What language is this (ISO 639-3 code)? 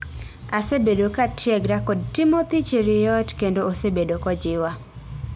luo